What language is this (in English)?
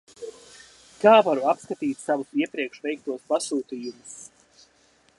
Latvian